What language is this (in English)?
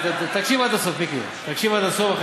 Hebrew